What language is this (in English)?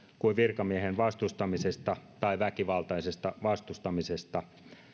Finnish